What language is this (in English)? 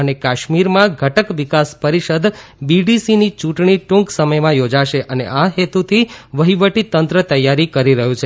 Gujarati